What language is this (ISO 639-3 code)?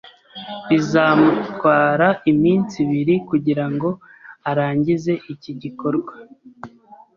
kin